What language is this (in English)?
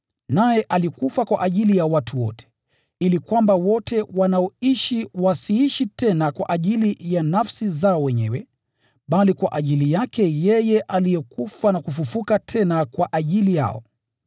Swahili